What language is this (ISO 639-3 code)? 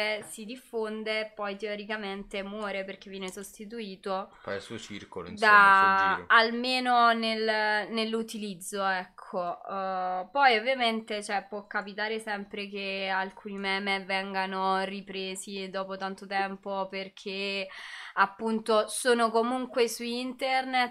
ita